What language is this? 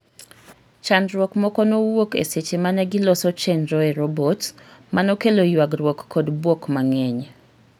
Luo (Kenya and Tanzania)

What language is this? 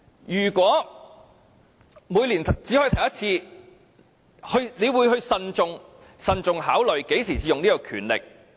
Cantonese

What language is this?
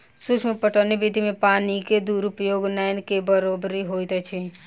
Maithili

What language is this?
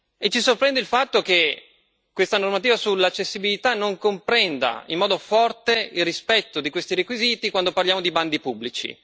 Italian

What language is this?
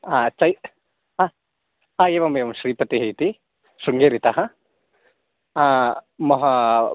Sanskrit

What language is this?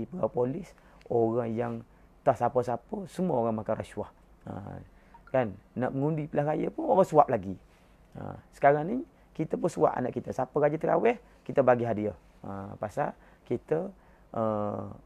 Malay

